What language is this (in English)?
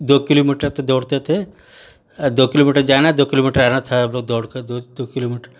Hindi